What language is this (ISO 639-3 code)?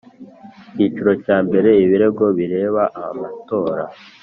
kin